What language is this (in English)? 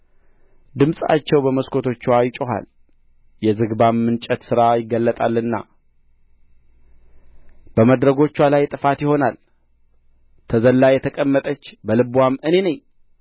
Amharic